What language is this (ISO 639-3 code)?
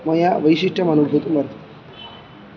san